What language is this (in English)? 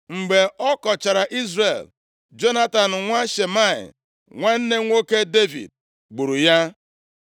Igbo